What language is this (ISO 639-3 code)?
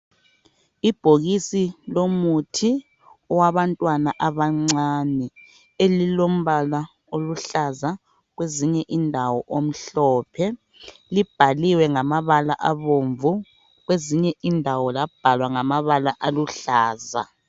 nde